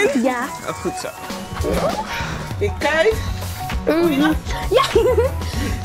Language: Dutch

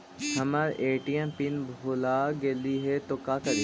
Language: Magahi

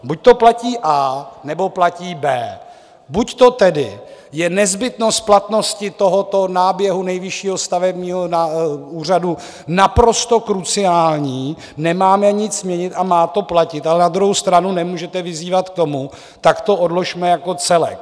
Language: Czech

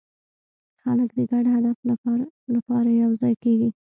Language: Pashto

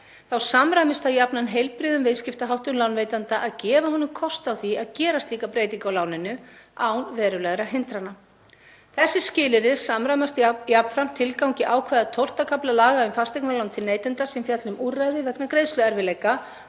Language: Icelandic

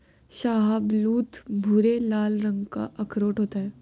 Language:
Hindi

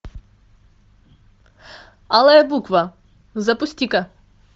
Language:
Russian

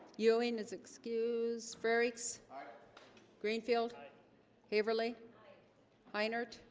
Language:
English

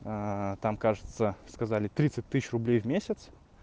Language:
Russian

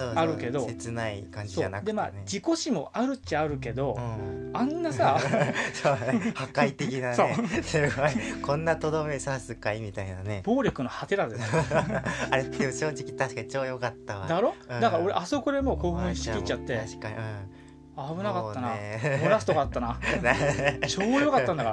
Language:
Japanese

